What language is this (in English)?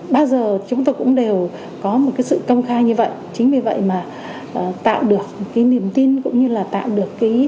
Vietnamese